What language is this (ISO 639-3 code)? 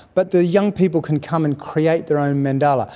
eng